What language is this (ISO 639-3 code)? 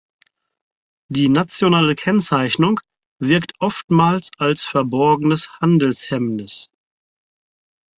deu